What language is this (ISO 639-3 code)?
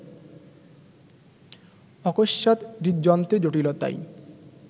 ben